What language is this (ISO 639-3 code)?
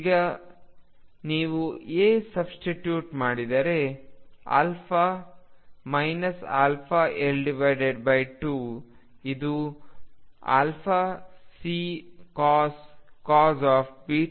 kan